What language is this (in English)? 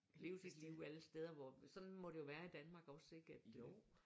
Danish